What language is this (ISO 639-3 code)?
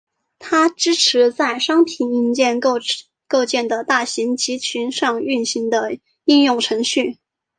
zho